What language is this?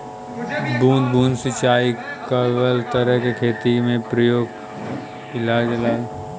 Bhojpuri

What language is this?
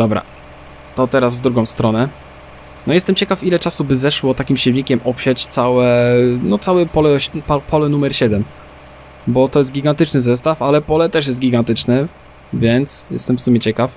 Polish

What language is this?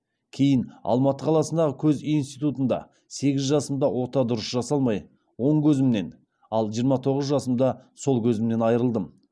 Kazakh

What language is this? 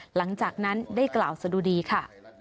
Thai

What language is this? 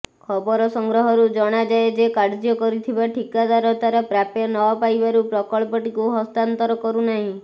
Odia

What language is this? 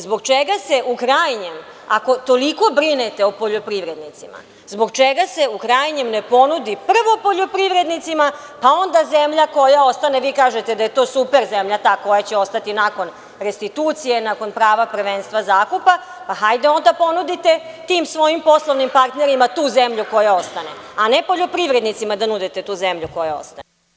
Serbian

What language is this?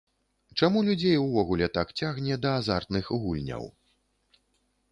Belarusian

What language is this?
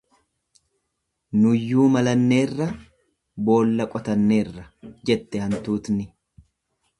Oromo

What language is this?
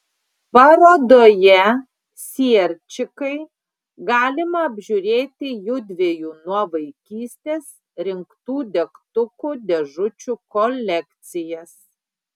Lithuanian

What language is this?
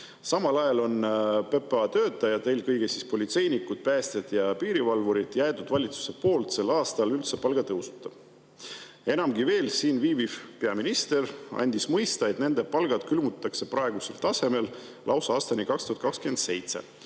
Estonian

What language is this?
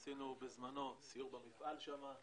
Hebrew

